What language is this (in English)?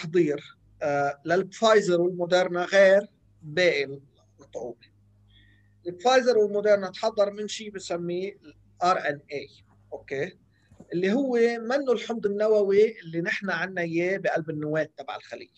Arabic